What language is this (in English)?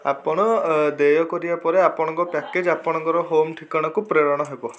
Odia